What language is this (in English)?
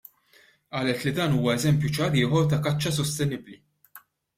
Maltese